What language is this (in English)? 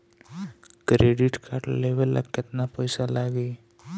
Bhojpuri